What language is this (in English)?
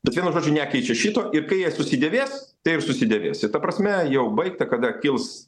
Lithuanian